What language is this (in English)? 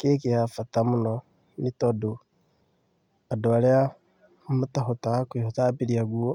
Kikuyu